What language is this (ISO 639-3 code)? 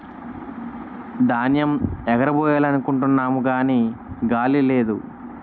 tel